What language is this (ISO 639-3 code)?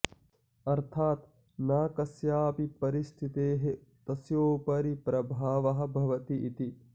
san